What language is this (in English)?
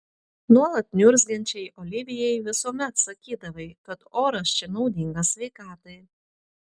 Lithuanian